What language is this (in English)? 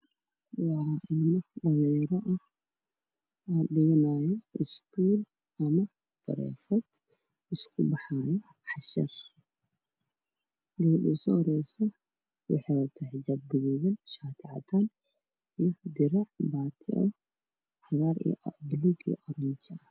Somali